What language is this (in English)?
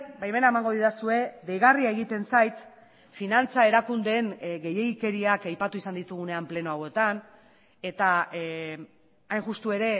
Basque